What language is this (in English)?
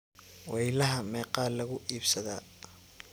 Somali